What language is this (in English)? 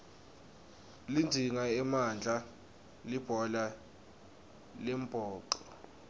Swati